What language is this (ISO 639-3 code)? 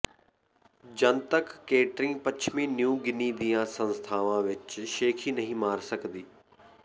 pan